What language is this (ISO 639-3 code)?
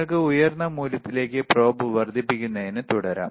mal